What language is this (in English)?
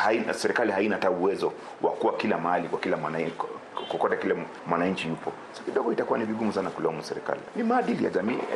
Swahili